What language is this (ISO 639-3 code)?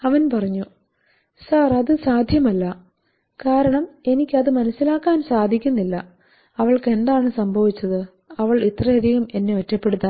mal